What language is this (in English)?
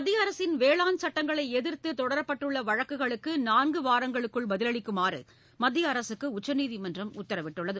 Tamil